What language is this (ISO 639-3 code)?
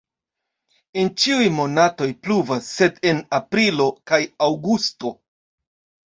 epo